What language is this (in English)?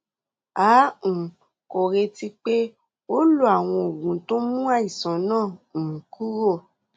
Yoruba